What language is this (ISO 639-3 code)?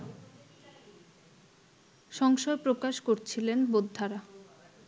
ben